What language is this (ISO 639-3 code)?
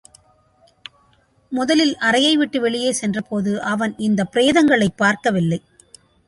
tam